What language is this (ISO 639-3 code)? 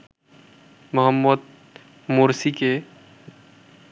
ben